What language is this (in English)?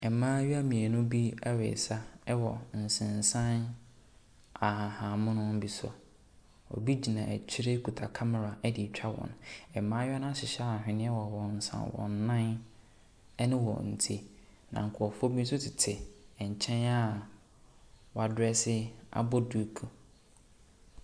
Akan